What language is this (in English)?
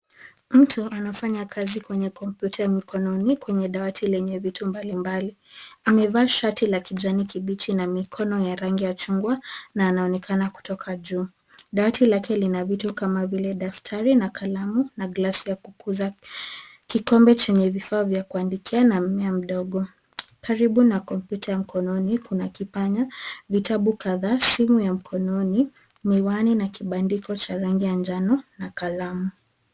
Swahili